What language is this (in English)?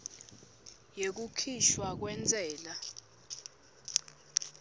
Swati